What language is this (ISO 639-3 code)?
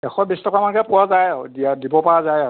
asm